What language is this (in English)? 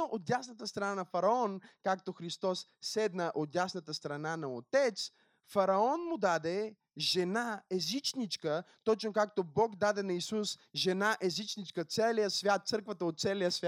Bulgarian